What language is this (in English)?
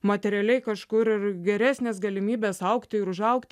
Lithuanian